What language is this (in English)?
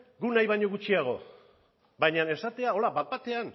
Basque